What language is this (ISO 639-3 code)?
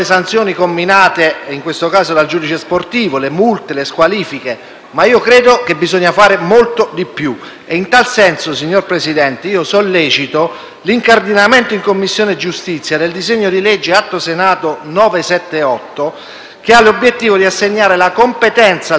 ita